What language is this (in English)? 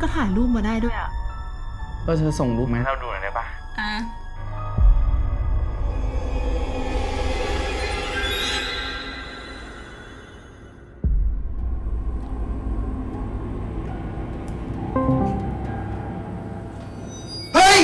Thai